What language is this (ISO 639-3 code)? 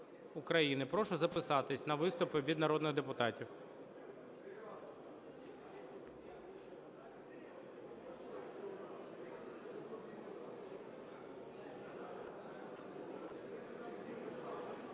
ukr